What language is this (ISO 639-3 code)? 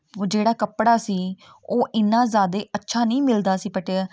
pan